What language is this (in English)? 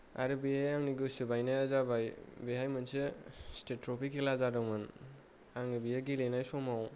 Bodo